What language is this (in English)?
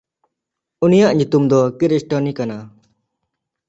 Santali